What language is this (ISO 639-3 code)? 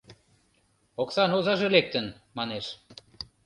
chm